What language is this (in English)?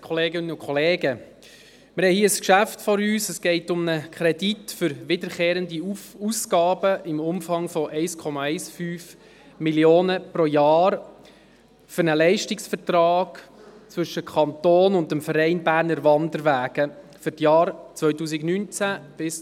Swiss German